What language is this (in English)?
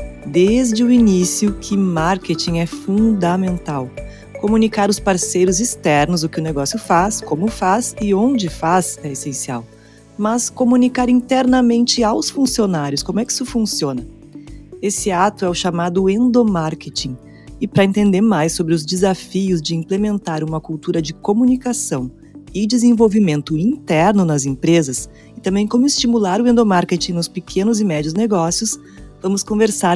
Portuguese